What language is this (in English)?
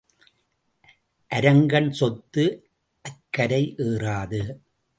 Tamil